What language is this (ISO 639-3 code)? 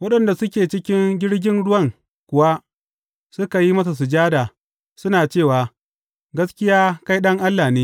hau